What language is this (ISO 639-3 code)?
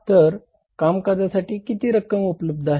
mar